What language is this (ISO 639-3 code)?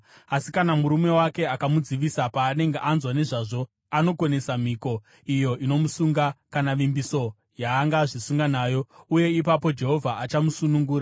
sna